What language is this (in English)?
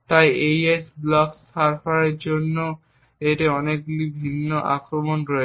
Bangla